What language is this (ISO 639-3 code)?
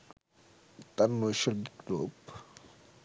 ben